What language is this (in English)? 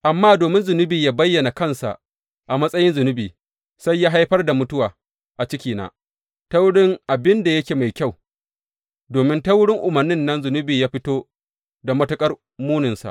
Hausa